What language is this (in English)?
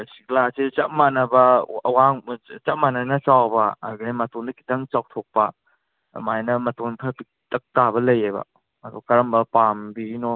Manipuri